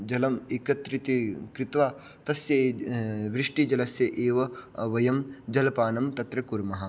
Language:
Sanskrit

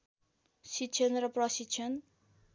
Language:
Nepali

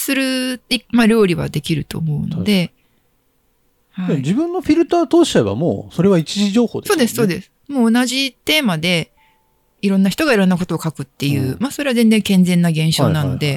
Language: Japanese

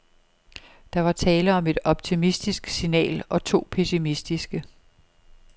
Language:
Danish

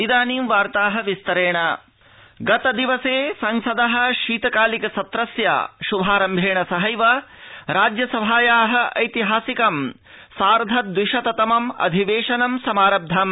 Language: Sanskrit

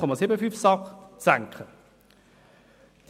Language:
Swiss German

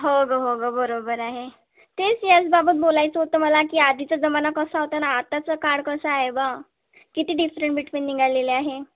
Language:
Marathi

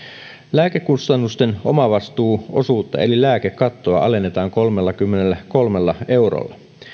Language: Finnish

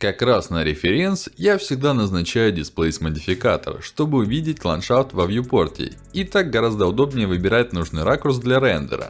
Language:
Russian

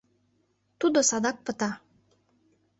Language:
Mari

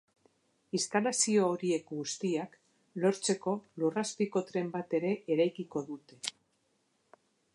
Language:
Basque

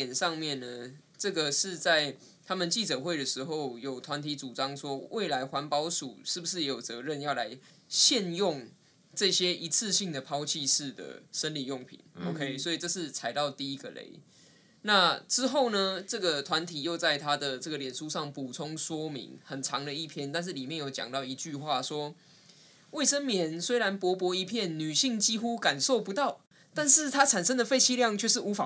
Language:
Chinese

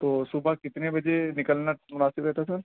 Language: Urdu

